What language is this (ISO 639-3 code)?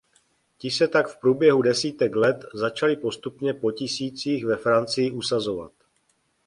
ces